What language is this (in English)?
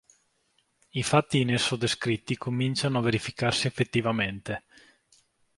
Italian